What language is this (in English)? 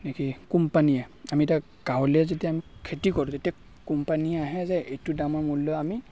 Assamese